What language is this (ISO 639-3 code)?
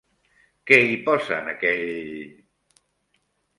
cat